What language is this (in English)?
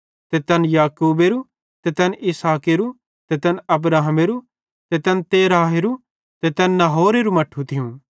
Bhadrawahi